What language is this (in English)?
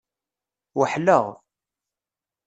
Kabyle